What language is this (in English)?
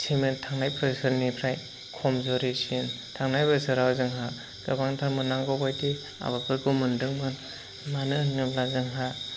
Bodo